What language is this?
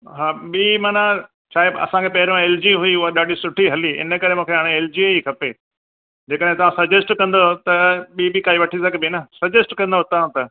Sindhi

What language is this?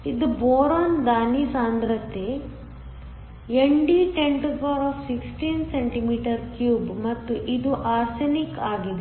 Kannada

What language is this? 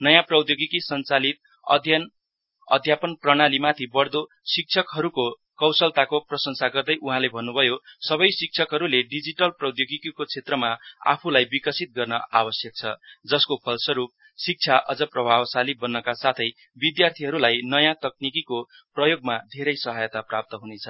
Nepali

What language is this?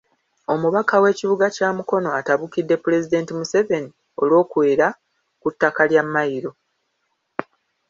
Ganda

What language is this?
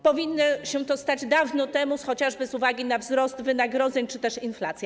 Polish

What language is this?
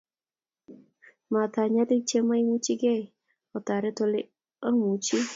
Kalenjin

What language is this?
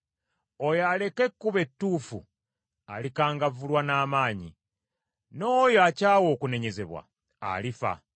Ganda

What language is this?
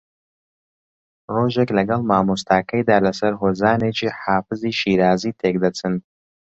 Central Kurdish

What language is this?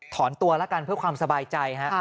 Thai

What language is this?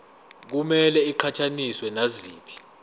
Zulu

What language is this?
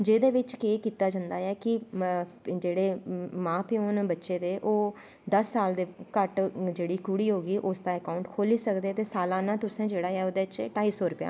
Dogri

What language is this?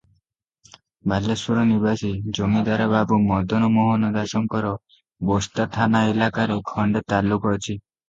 Odia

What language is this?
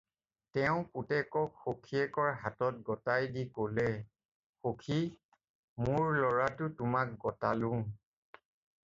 Assamese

